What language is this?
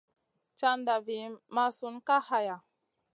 Masana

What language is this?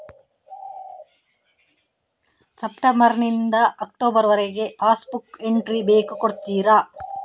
Kannada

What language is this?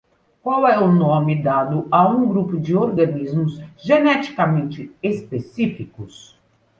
Portuguese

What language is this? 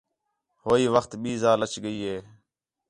Khetrani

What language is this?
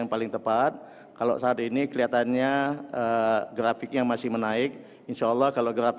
Indonesian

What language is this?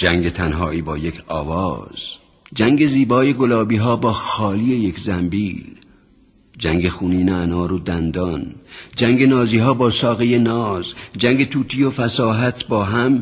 Persian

